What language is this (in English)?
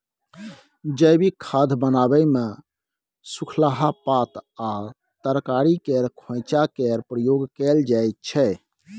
Maithili